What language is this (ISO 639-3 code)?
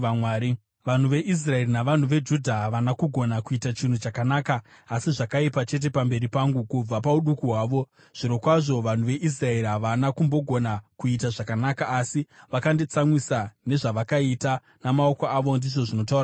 sna